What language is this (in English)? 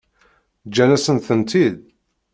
Kabyle